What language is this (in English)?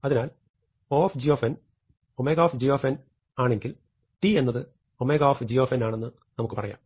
Malayalam